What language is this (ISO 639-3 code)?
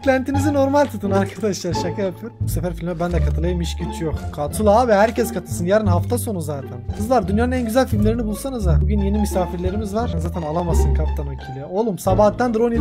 tur